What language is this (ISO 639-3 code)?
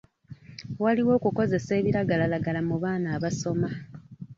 lug